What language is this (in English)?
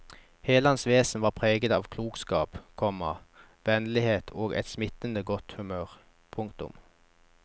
Norwegian